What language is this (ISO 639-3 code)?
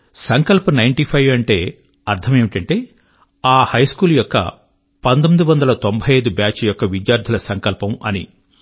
tel